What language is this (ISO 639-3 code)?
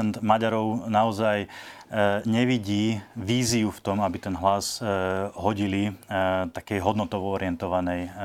slk